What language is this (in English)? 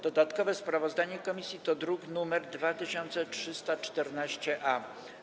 Polish